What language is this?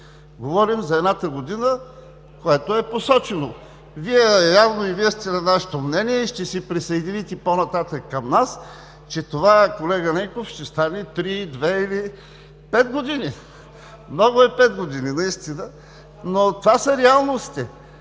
Bulgarian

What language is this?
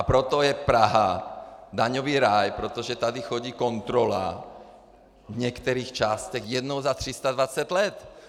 Czech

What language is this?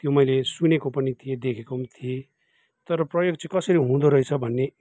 Nepali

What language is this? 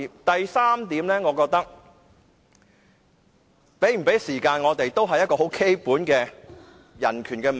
Cantonese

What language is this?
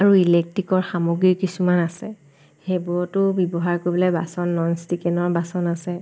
Assamese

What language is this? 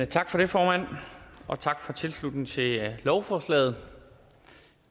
Danish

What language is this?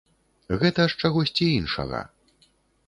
Belarusian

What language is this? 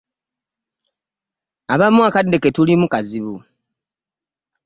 Ganda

